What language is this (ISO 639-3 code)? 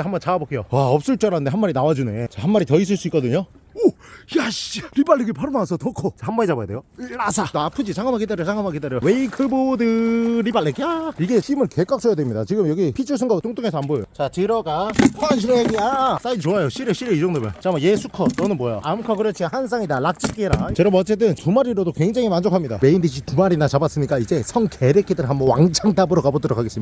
kor